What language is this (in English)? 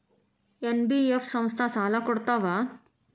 Kannada